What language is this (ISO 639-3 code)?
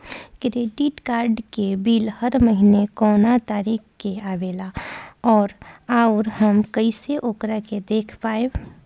bho